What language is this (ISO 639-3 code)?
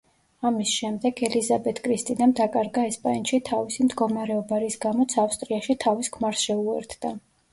kat